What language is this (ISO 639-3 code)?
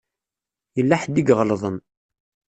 kab